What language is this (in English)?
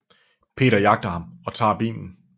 Danish